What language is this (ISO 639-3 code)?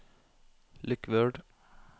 nor